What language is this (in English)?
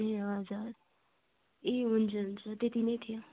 Nepali